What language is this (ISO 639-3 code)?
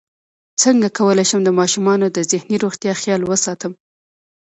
pus